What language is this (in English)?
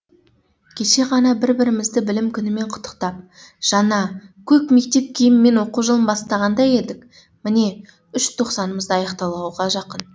Kazakh